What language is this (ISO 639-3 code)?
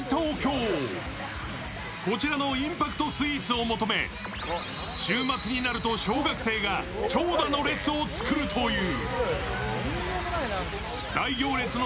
jpn